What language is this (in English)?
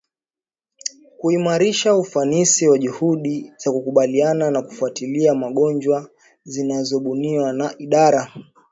Swahili